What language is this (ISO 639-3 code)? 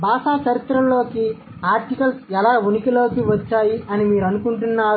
tel